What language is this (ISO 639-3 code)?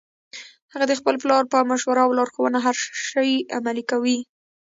pus